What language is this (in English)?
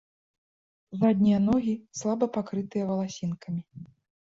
Belarusian